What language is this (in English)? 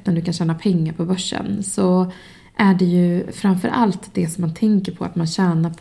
Swedish